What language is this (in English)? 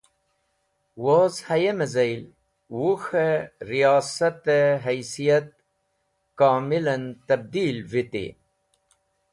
Wakhi